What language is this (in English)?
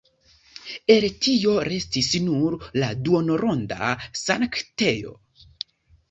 Esperanto